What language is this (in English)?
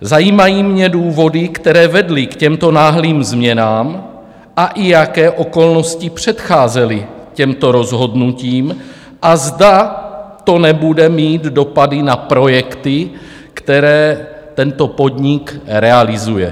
Czech